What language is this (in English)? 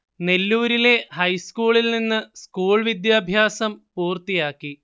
Malayalam